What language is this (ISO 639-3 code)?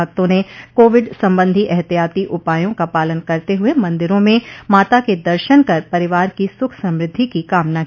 hin